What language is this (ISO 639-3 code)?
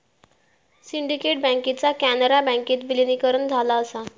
mar